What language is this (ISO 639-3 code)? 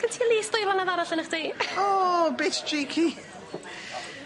cym